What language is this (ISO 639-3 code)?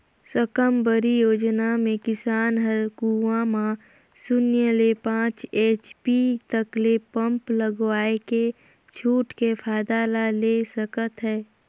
hne